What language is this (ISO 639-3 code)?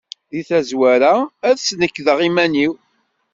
kab